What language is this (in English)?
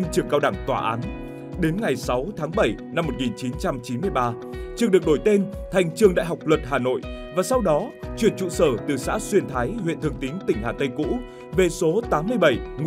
Vietnamese